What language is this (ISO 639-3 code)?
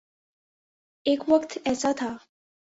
urd